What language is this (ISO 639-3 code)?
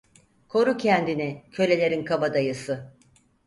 tur